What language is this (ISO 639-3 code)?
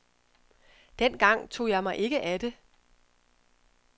dan